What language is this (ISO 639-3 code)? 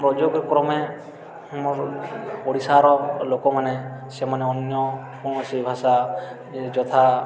ori